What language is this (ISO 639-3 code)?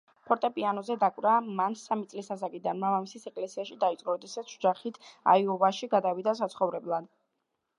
kat